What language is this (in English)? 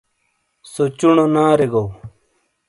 Shina